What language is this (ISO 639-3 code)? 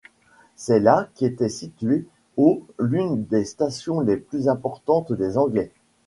fra